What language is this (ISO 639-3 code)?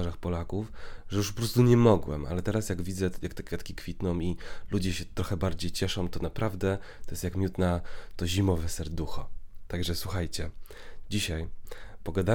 pol